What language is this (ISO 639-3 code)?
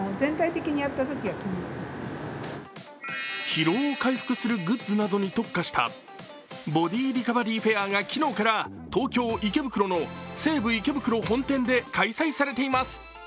jpn